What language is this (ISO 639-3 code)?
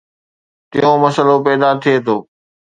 snd